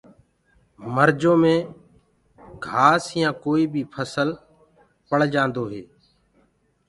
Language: Gurgula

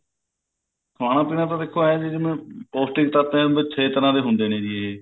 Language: Punjabi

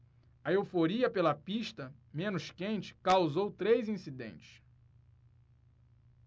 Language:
Portuguese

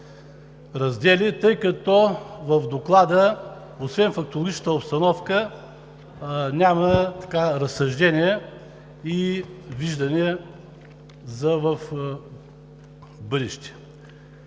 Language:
Bulgarian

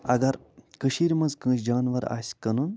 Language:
Kashmiri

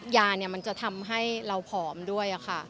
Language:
Thai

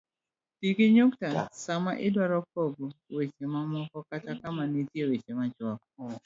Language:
Luo (Kenya and Tanzania)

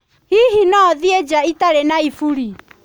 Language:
Kikuyu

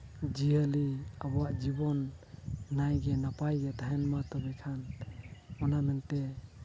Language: Santali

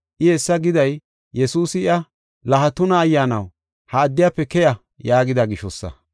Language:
Gofa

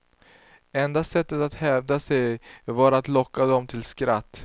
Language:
Swedish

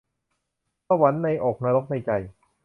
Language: Thai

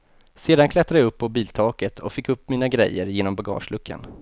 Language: Swedish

